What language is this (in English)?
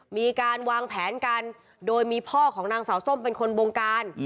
Thai